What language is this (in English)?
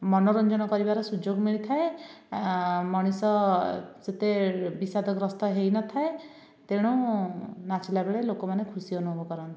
Odia